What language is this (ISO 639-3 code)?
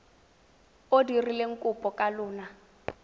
tsn